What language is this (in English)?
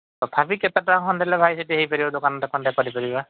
Odia